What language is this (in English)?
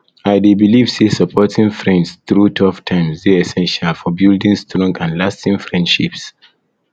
Nigerian Pidgin